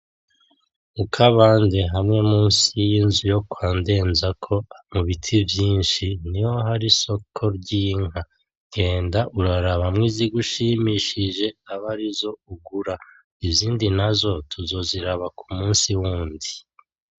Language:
Rundi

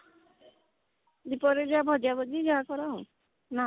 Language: Odia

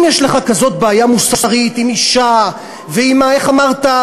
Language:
Hebrew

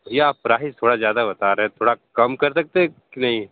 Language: Hindi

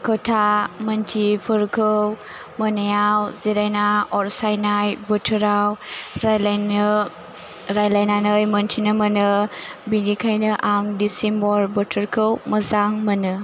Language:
Bodo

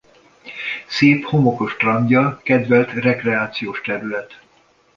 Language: Hungarian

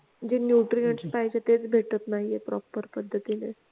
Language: Marathi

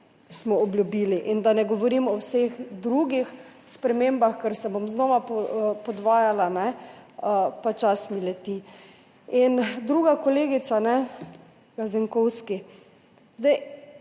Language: Slovenian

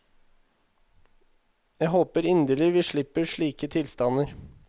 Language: Norwegian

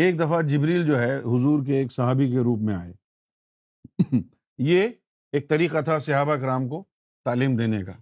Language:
Urdu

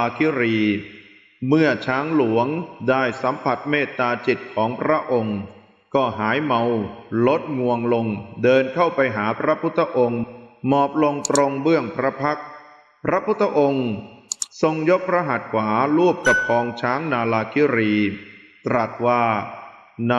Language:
Thai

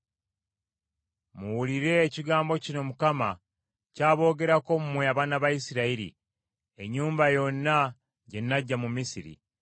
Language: Ganda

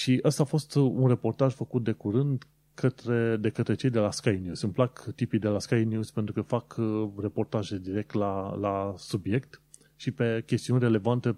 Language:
Romanian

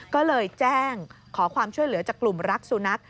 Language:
Thai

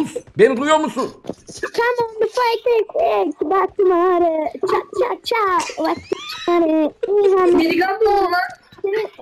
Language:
Turkish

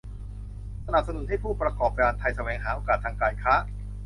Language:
Thai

